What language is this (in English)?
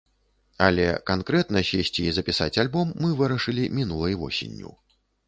Belarusian